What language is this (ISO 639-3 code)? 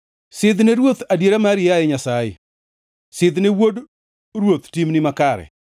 luo